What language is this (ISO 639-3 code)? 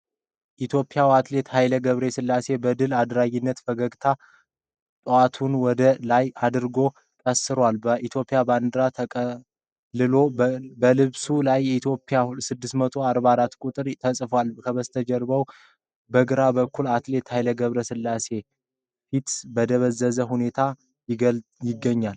amh